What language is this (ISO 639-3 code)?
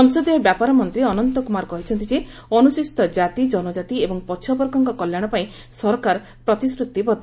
ori